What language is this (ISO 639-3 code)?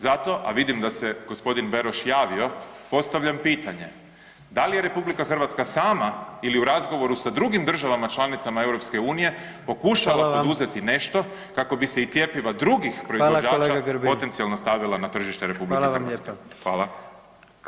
hrv